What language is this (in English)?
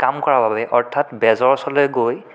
Assamese